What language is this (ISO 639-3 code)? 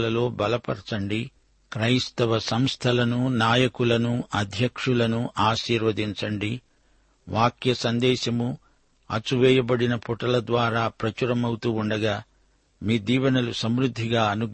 tel